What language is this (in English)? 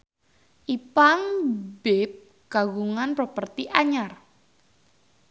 Sundanese